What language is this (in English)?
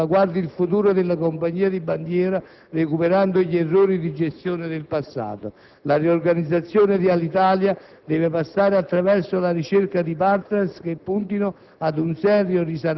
Italian